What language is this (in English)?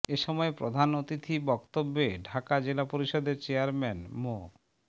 Bangla